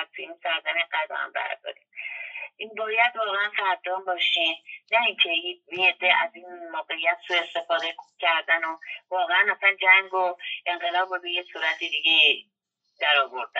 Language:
Persian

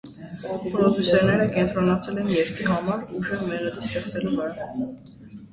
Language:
Armenian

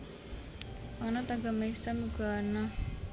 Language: Javanese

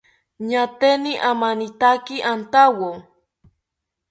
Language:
South Ucayali Ashéninka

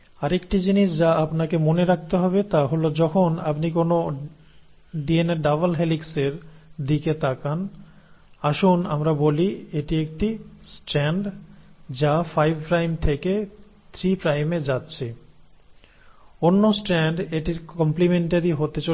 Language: Bangla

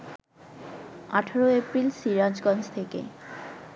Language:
Bangla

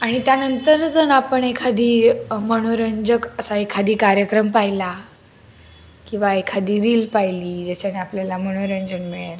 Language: Marathi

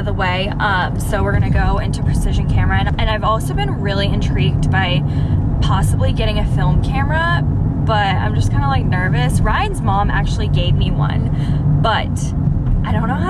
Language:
English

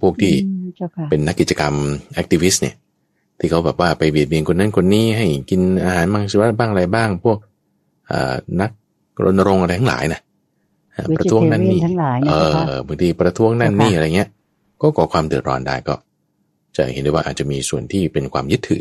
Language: Thai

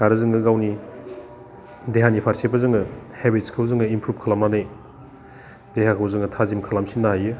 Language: Bodo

